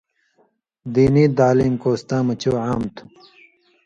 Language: Indus Kohistani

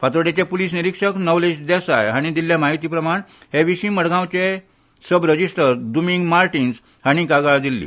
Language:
Konkani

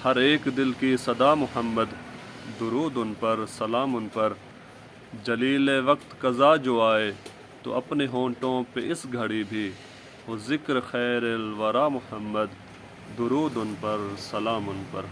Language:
Urdu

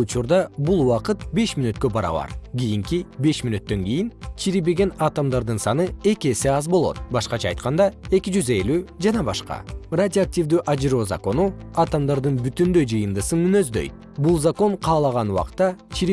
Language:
Kyrgyz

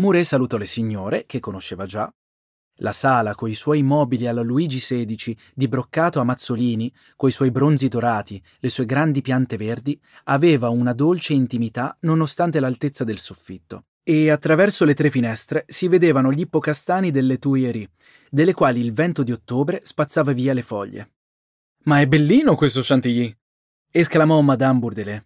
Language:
Italian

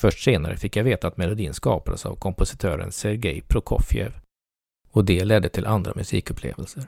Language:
Swedish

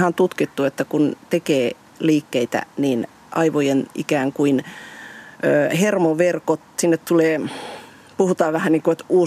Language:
Finnish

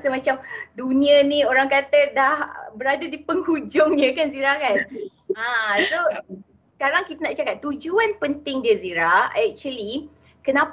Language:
Malay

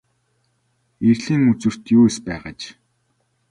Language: Mongolian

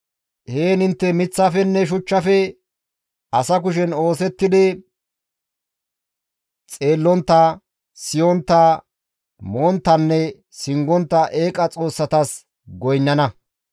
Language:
Gamo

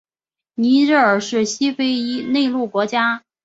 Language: Chinese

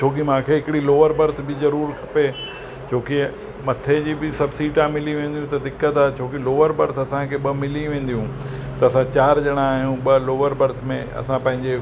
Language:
Sindhi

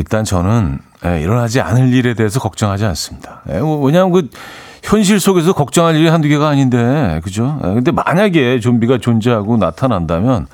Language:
Korean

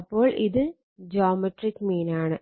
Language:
Malayalam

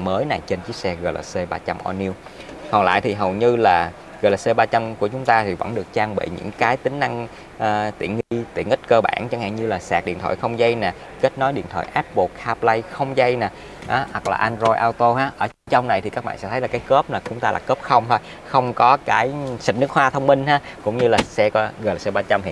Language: Vietnamese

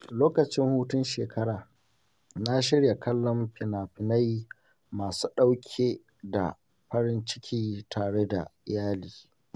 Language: Hausa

